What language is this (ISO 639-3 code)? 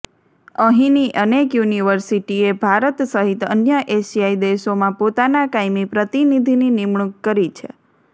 guj